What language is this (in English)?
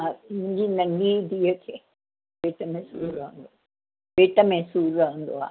Sindhi